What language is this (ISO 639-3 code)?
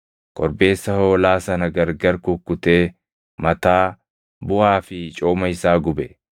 orm